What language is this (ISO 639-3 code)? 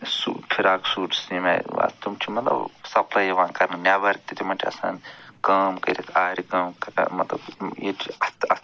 kas